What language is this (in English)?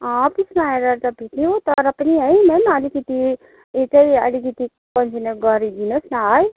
Nepali